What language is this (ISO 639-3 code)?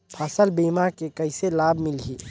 hne